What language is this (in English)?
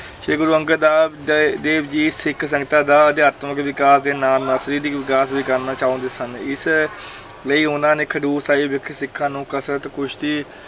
Punjabi